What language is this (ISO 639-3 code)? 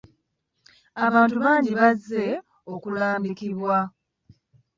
lug